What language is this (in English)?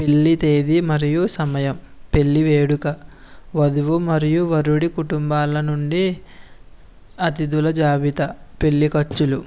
Telugu